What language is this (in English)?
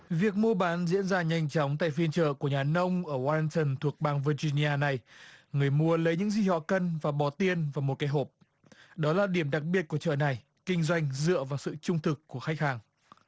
Vietnamese